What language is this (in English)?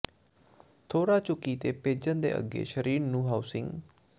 Punjabi